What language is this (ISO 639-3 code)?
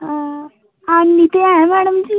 doi